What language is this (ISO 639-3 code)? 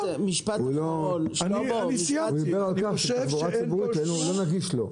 heb